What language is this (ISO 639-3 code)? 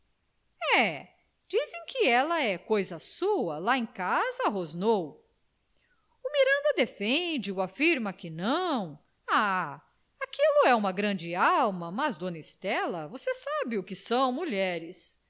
por